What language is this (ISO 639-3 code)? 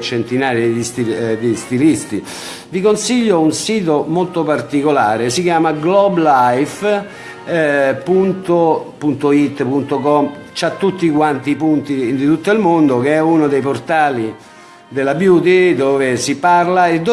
ita